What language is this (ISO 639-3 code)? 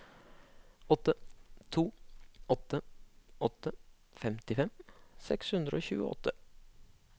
nor